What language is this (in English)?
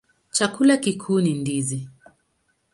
Swahili